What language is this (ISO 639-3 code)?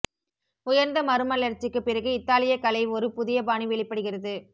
tam